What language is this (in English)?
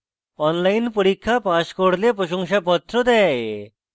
Bangla